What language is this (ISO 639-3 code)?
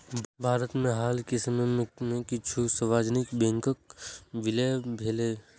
mai